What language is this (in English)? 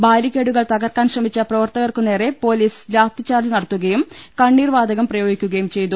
Malayalam